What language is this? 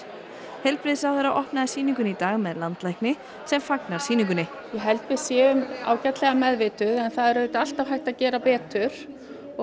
Icelandic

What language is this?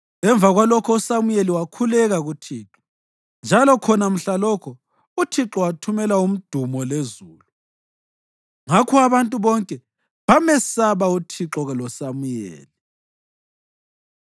North Ndebele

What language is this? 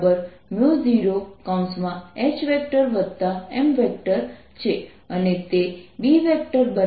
Gujarati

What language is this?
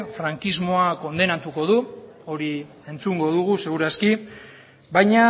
Basque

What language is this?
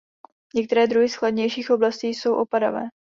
Czech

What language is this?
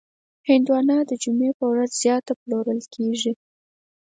Pashto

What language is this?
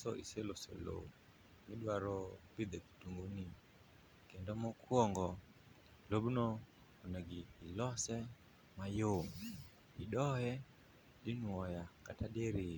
Luo (Kenya and Tanzania)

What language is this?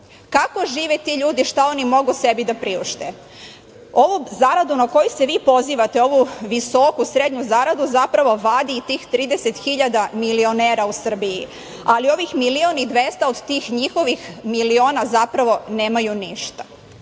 Serbian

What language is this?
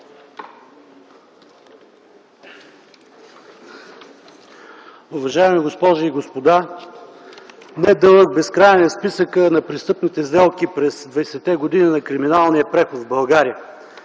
Bulgarian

